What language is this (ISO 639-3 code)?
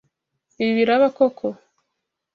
kin